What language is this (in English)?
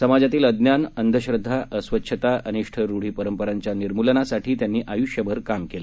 Marathi